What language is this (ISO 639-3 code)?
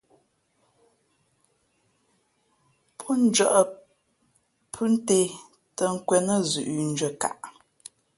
fmp